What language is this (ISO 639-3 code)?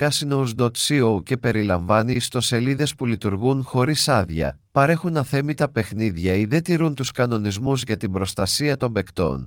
ell